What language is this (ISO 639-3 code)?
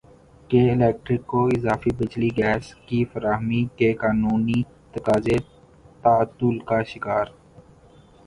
urd